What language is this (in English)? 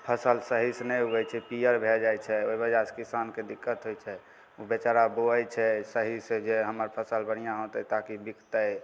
Maithili